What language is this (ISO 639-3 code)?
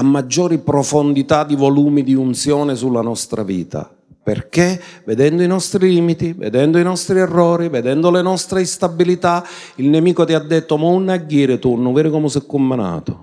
ita